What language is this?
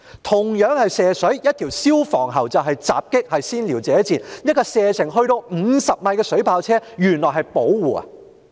Cantonese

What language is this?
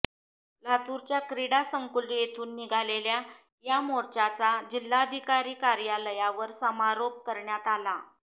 Marathi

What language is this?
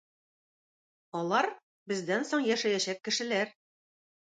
Tatar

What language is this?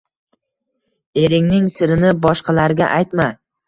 Uzbek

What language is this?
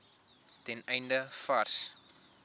Afrikaans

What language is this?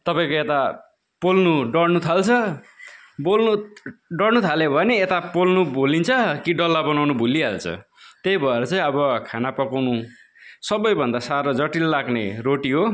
Nepali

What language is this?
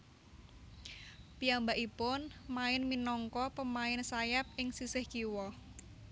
Javanese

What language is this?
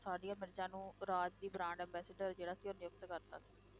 Punjabi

